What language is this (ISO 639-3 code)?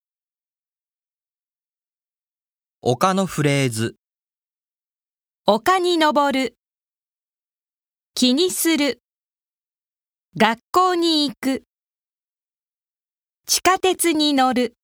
jpn